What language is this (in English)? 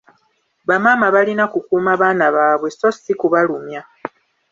Ganda